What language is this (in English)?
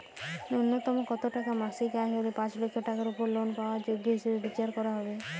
Bangla